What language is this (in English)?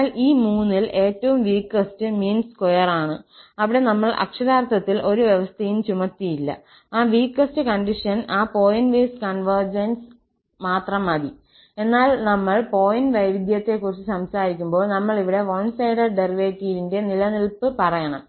Malayalam